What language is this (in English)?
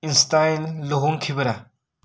Manipuri